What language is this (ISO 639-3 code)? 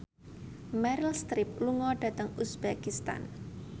jav